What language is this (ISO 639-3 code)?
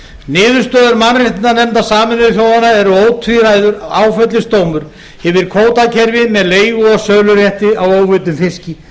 isl